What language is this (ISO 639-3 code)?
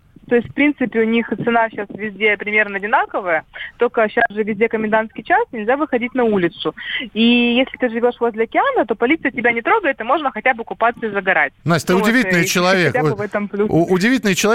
rus